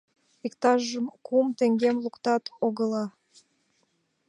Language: Mari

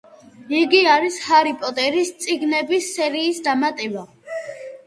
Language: Georgian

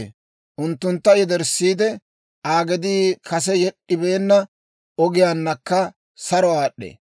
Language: Dawro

